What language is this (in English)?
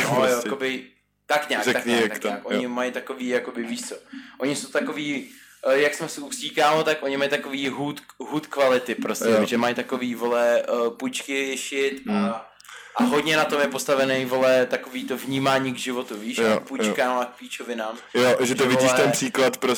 Czech